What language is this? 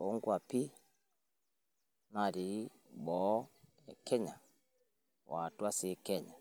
Masai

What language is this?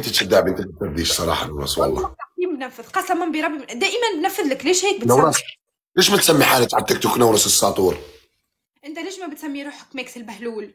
Arabic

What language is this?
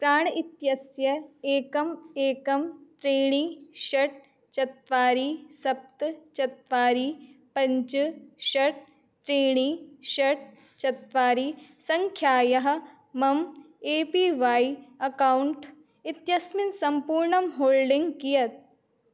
Sanskrit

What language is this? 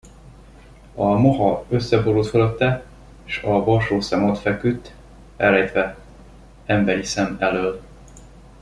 Hungarian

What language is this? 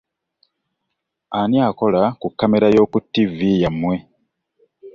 Ganda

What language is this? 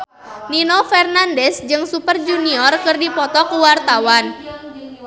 Sundanese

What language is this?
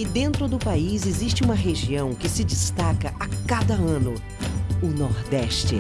Portuguese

